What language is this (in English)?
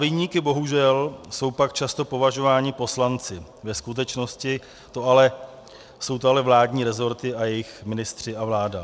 Czech